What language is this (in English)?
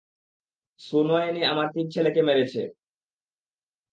Bangla